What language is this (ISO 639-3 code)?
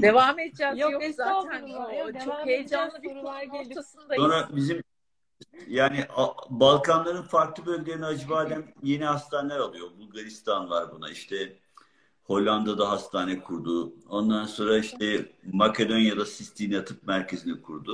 tur